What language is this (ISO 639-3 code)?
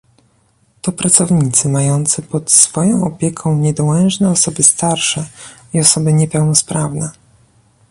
pol